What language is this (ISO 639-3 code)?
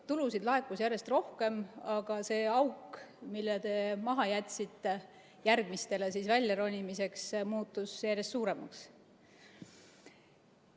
est